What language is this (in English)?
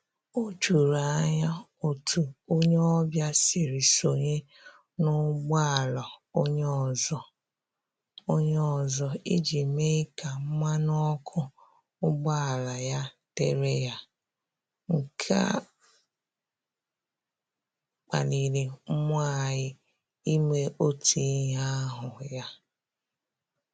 Igbo